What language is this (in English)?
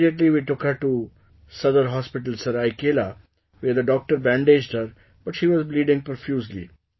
English